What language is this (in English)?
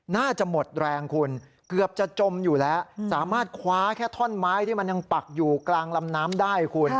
Thai